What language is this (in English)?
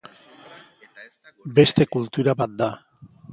Basque